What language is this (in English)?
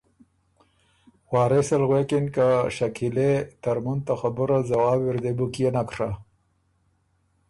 Ormuri